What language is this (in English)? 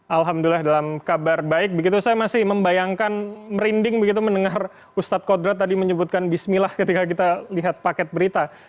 Indonesian